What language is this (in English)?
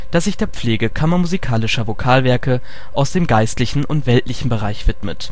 German